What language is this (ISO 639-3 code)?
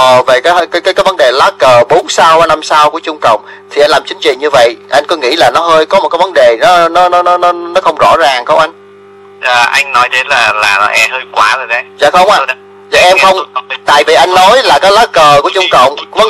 vie